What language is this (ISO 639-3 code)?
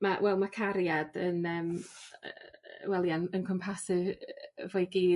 cym